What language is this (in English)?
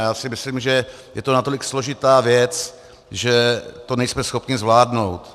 Czech